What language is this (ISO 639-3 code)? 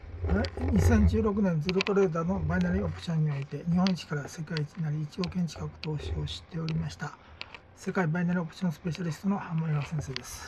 jpn